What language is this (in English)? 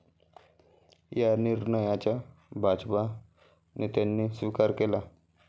Marathi